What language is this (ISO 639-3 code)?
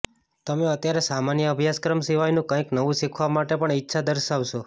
guj